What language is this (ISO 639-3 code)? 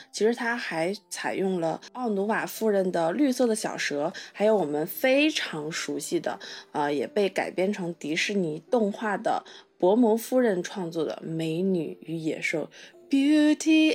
zho